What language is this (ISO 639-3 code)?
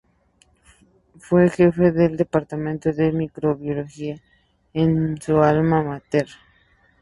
spa